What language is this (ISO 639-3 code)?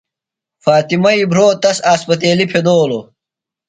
phl